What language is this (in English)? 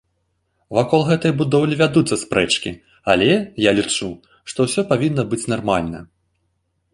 Belarusian